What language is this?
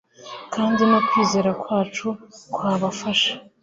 Kinyarwanda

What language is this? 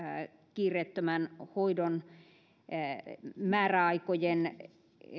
Finnish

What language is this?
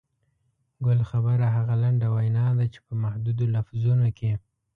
Pashto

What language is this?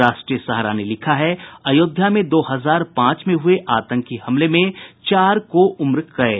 Hindi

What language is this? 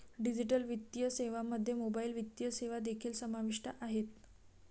Marathi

